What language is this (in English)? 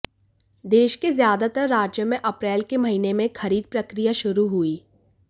Hindi